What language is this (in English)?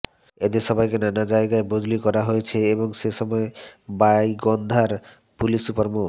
Bangla